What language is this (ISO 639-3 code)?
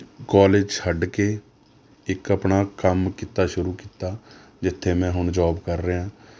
pan